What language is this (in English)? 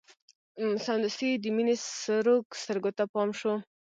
Pashto